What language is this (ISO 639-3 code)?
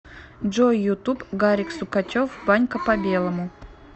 rus